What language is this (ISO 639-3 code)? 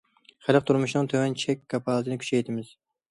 uig